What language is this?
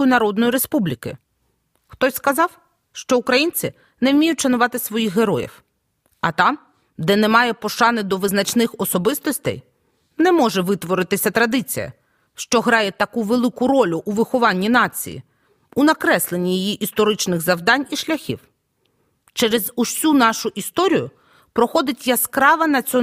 Ukrainian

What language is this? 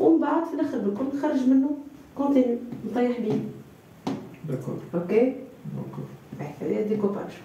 Arabic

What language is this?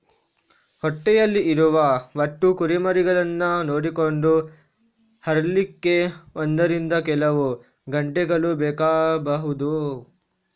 Kannada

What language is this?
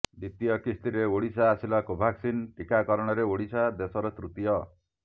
Odia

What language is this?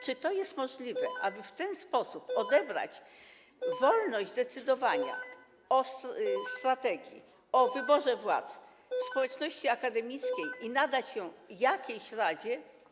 Polish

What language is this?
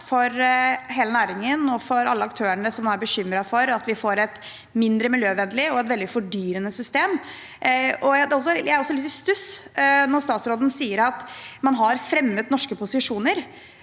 Norwegian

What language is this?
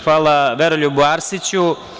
Serbian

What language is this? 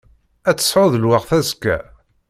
Kabyle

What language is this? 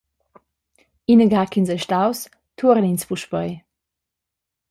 Romansh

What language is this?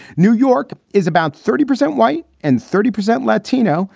English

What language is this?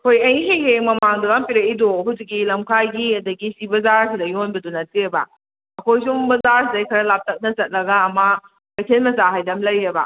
Manipuri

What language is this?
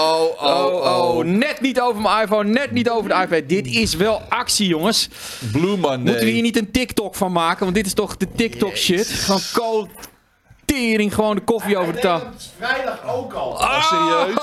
Dutch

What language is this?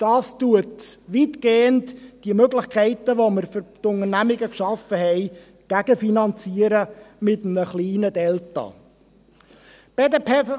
Swiss German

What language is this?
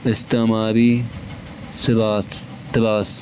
Urdu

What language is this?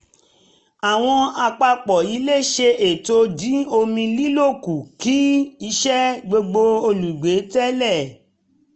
Yoruba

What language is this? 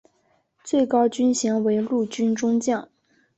Chinese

